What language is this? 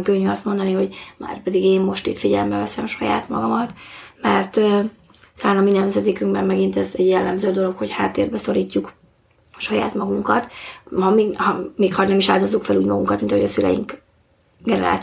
Hungarian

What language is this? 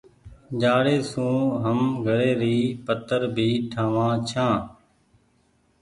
Goaria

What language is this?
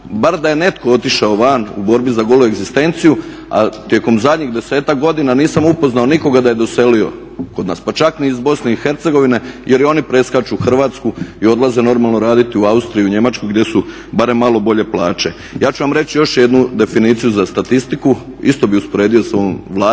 Croatian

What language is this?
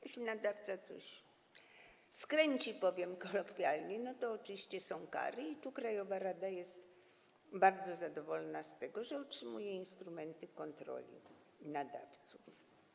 Polish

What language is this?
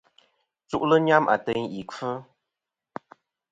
Kom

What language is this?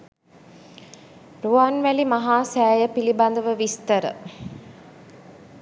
Sinhala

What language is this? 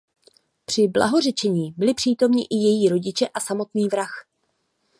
Czech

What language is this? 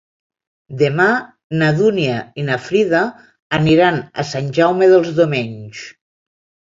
Catalan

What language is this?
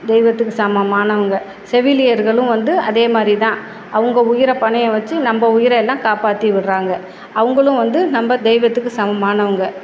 Tamil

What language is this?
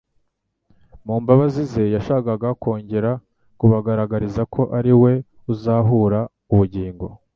Kinyarwanda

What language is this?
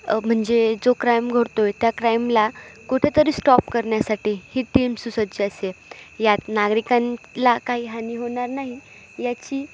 Marathi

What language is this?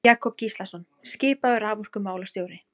Icelandic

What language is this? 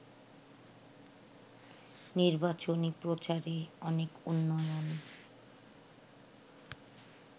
Bangla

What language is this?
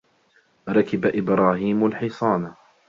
Arabic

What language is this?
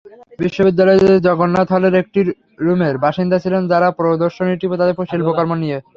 Bangla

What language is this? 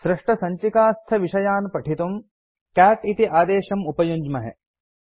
Sanskrit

